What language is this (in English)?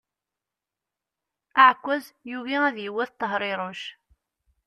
Kabyle